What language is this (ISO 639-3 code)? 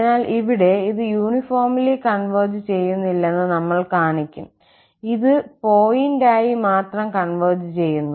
mal